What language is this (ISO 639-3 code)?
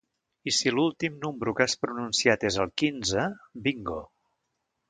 cat